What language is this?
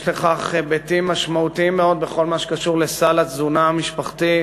Hebrew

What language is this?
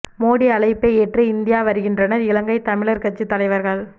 Tamil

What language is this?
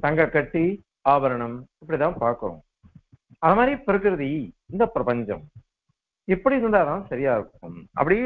Arabic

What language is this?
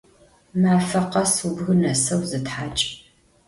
Adyghe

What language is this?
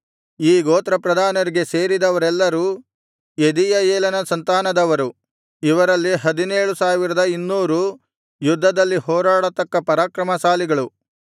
Kannada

